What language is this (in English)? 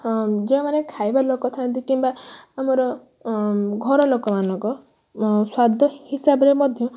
Odia